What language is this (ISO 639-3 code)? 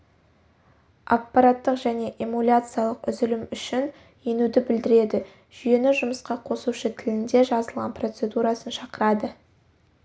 kaz